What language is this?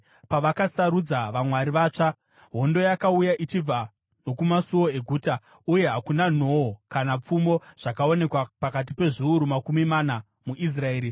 Shona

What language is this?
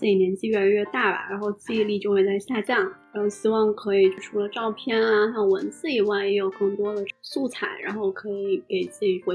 Chinese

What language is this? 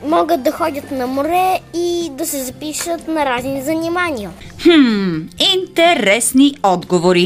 Bulgarian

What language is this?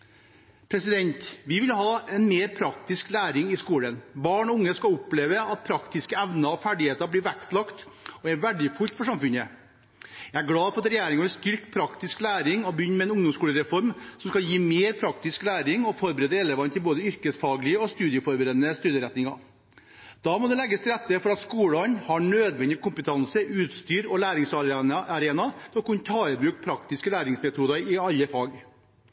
Norwegian Bokmål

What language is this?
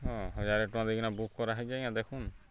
Odia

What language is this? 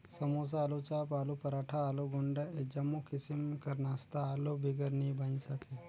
Chhattisgarhi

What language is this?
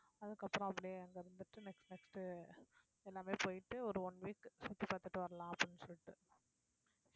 Tamil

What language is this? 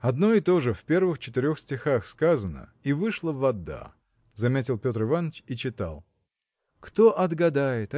Russian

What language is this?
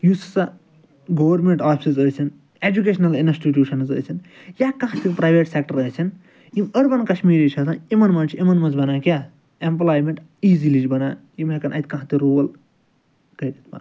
Kashmiri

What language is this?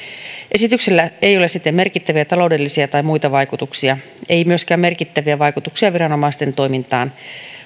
Finnish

